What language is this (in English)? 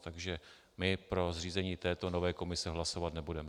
Czech